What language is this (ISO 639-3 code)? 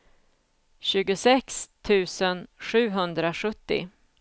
swe